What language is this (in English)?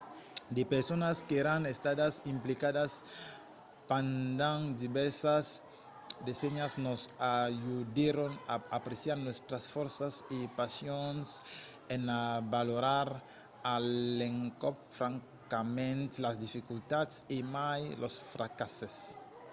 Occitan